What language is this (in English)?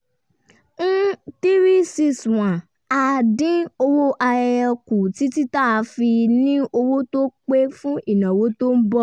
Yoruba